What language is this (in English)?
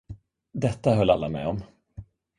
Swedish